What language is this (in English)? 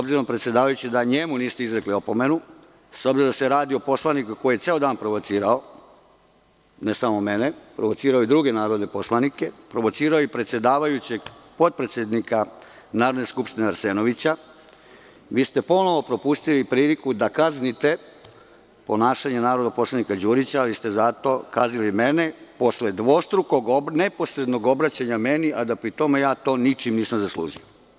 Serbian